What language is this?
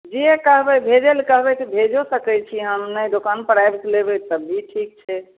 Maithili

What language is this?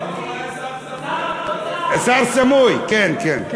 Hebrew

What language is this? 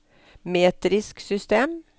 Norwegian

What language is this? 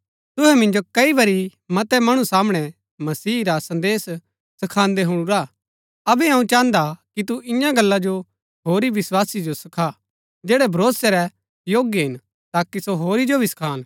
Gaddi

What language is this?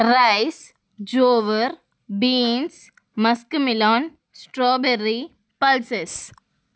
Telugu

